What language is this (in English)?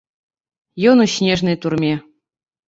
Belarusian